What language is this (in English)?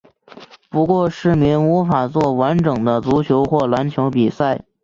Chinese